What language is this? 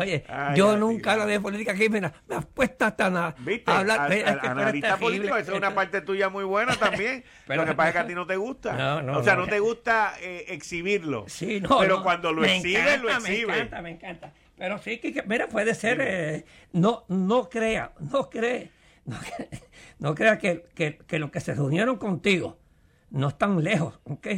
Spanish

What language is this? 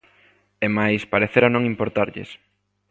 Galician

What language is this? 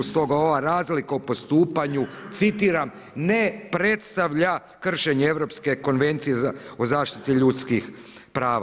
Croatian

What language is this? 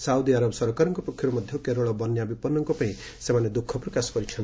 Odia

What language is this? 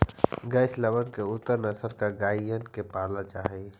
Magahi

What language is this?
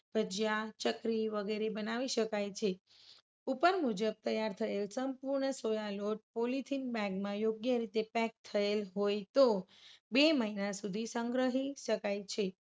Gujarati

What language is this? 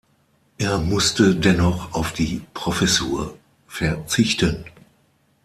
German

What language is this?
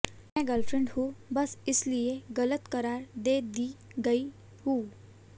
Hindi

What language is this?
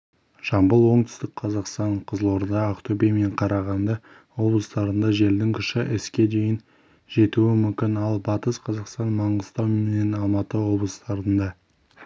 Kazakh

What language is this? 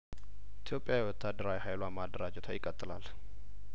Amharic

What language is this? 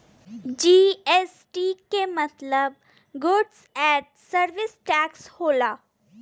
Bhojpuri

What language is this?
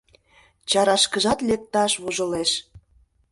Mari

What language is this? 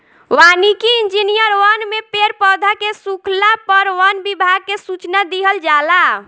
Bhojpuri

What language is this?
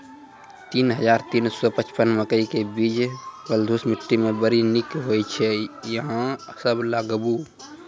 Maithili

